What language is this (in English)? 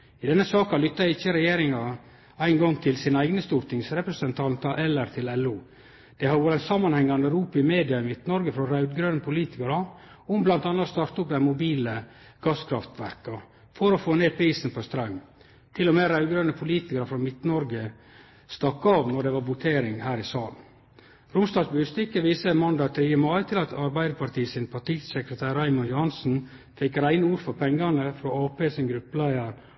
Norwegian Nynorsk